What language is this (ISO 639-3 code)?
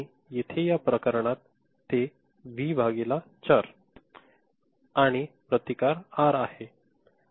mar